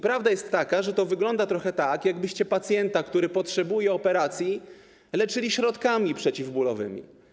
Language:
Polish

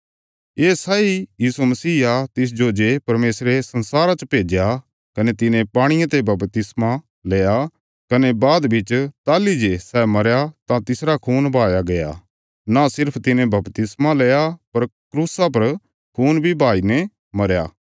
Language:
Bilaspuri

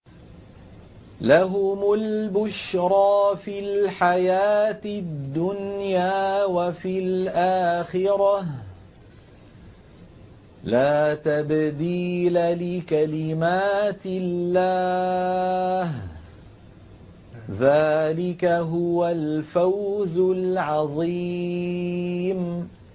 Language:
Arabic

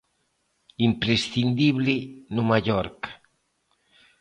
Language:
Galician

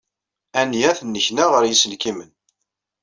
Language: Kabyle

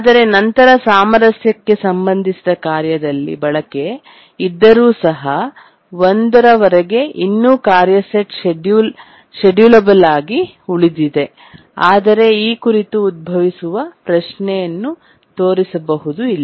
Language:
Kannada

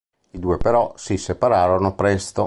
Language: Italian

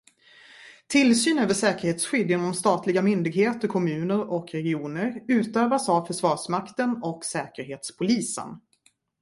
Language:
Swedish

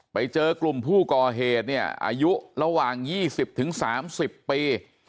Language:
Thai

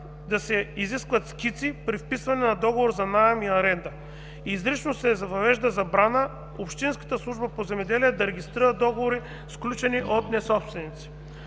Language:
Bulgarian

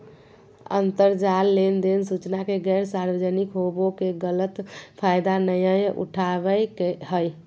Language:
Magahi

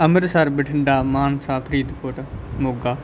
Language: Punjabi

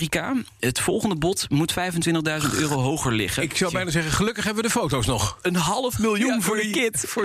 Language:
Dutch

